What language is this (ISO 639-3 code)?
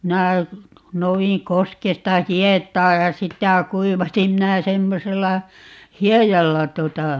fin